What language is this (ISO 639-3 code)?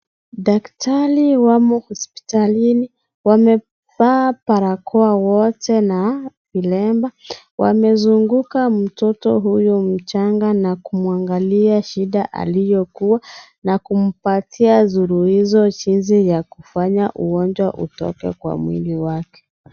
swa